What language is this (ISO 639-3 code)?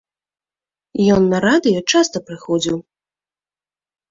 bel